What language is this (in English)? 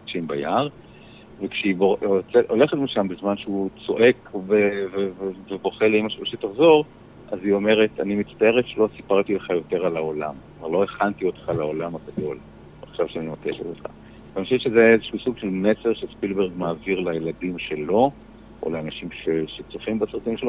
Hebrew